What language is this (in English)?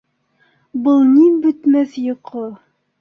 Bashkir